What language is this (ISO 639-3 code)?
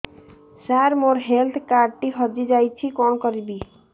ori